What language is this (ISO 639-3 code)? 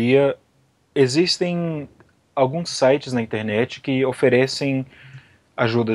por